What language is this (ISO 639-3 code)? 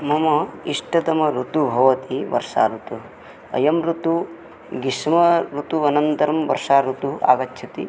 san